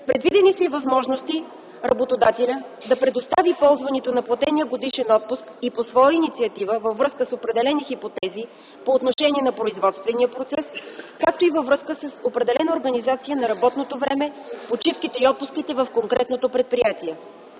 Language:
Bulgarian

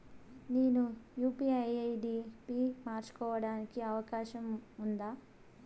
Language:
Telugu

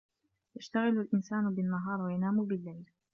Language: Arabic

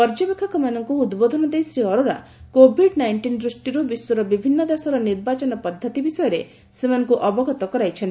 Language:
Odia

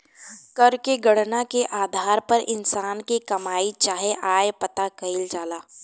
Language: Bhojpuri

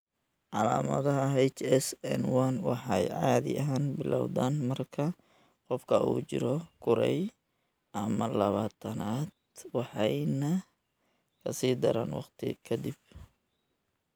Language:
Somali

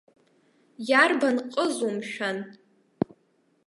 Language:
Abkhazian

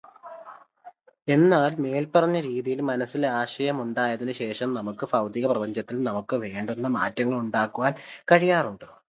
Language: Malayalam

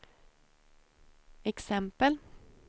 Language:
Swedish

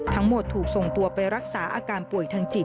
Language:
Thai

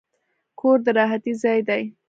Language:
Pashto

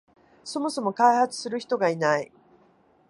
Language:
Japanese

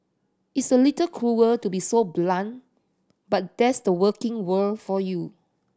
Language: English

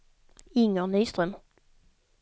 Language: Swedish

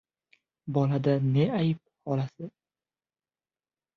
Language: Uzbek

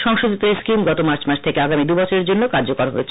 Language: Bangla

